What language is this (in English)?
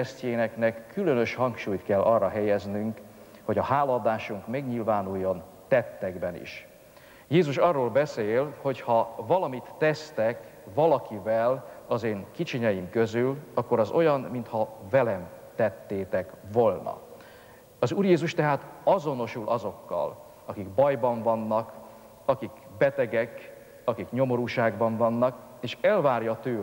Hungarian